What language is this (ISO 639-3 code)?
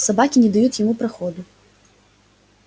rus